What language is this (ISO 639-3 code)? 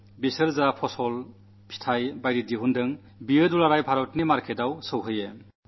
mal